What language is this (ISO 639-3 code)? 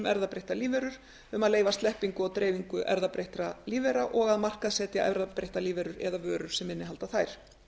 isl